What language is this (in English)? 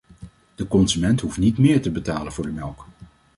Dutch